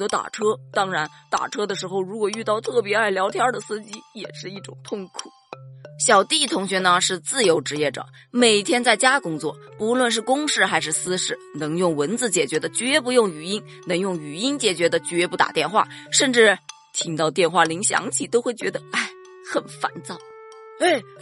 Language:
Chinese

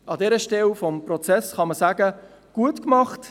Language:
Swiss German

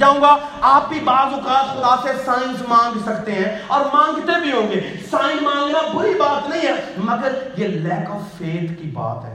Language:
Urdu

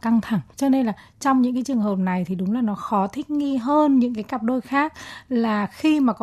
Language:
Vietnamese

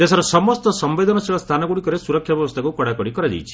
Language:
Odia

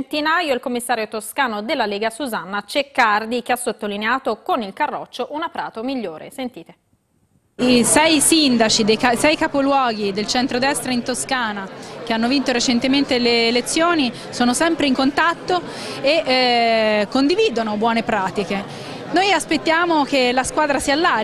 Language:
Italian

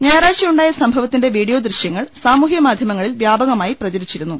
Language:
Malayalam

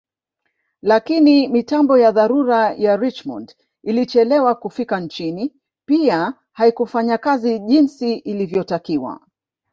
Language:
Swahili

